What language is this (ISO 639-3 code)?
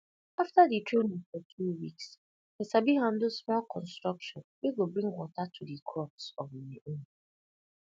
pcm